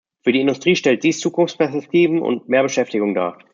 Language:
German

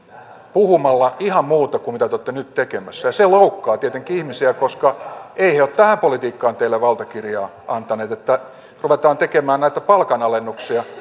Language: Finnish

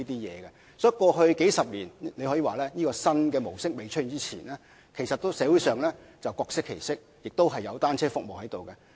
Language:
Cantonese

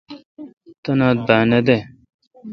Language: Kalkoti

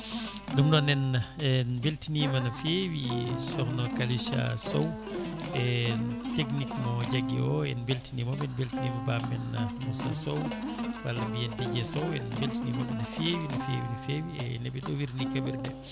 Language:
Fula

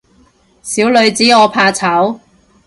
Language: Cantonese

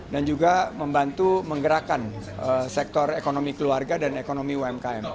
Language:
Indonesian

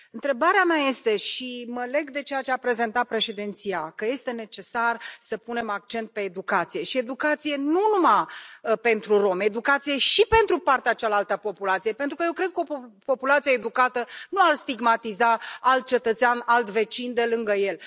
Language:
Romanian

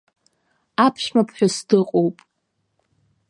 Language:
Abkhazian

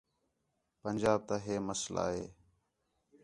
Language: Khetrani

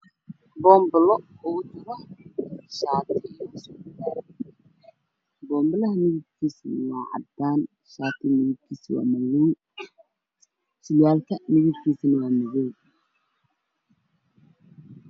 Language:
Somali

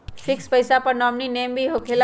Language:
Magahi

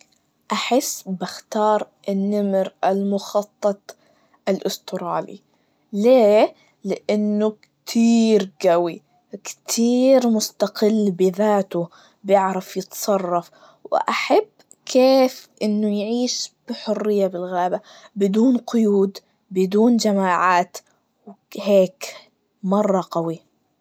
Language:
Najdi Arabic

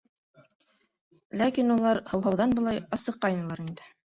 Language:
Bashkir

